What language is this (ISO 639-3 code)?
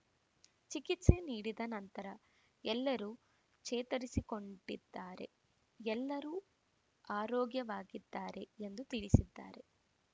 kan